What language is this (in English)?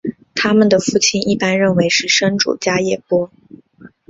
Chinese